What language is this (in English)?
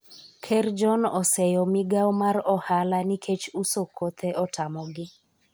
Luo (Kenya and Tanzania)